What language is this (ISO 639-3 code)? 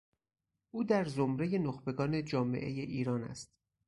fas